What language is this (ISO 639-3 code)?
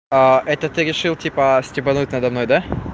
rus